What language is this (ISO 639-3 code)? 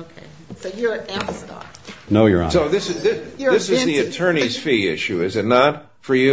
eng